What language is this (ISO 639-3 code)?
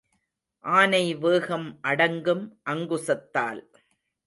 tam